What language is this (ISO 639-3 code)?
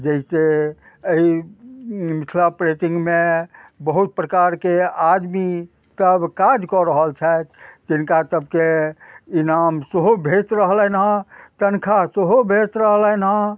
mai